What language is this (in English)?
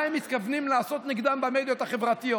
Hebrew